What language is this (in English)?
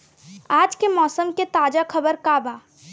Bhojpuri